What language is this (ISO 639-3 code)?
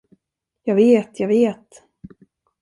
swe